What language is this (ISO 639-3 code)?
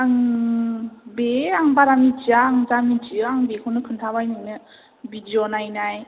brx